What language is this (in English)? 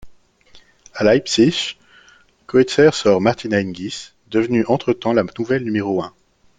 French